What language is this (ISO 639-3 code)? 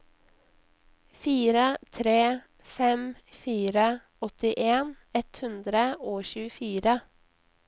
nor